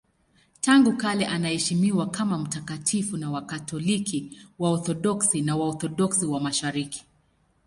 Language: Swahili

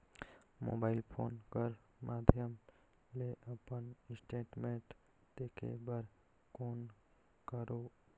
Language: Chhattisgarhi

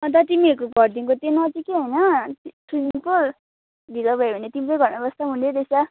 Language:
Nepali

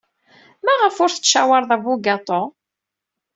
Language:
Kabyle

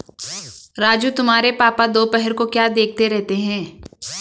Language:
Hindi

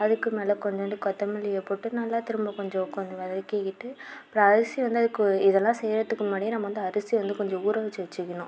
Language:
Tamil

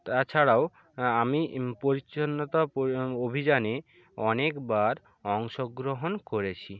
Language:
Bangla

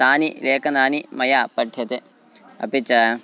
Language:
Sanskrit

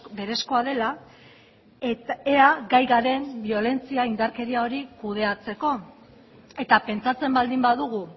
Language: Basque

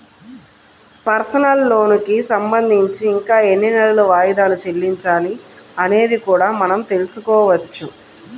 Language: Telugu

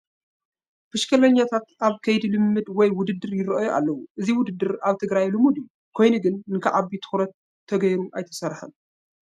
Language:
Tigrinya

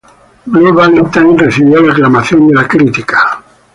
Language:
Spanish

